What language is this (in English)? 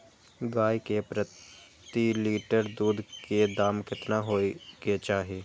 Maithili